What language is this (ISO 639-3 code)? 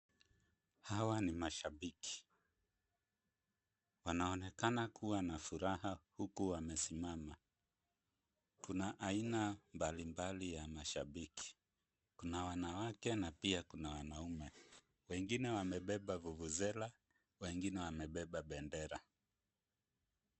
swa